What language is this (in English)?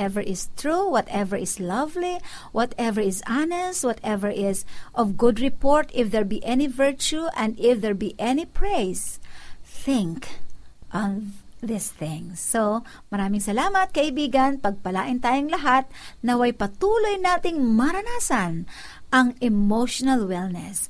Filipino